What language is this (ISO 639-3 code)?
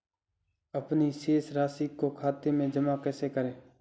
hin